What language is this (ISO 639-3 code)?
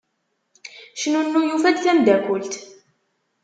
kab